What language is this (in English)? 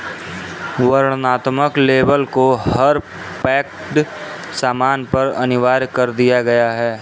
Hindi